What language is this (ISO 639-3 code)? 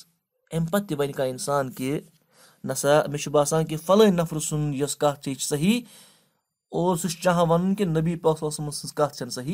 ara